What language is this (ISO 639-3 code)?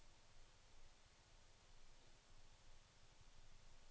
nor